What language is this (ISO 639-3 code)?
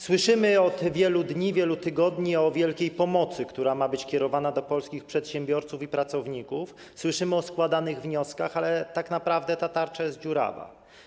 pol